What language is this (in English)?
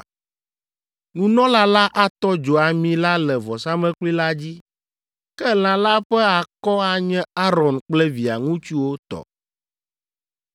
Ewe